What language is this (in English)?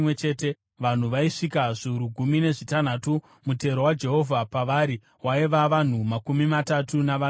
Shona